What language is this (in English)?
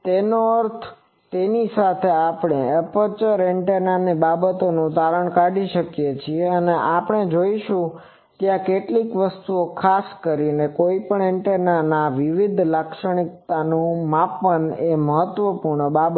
Gujarati